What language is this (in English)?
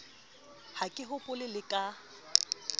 Southern Sotho